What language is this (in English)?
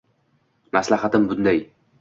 Uzbek